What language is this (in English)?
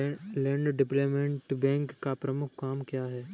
Hindi